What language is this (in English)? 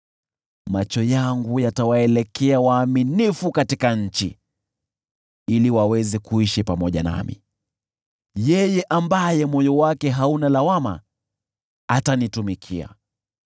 Swahili